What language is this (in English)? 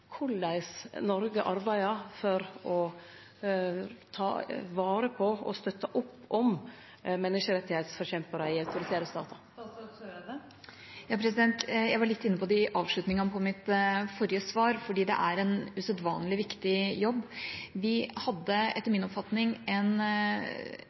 Norwegian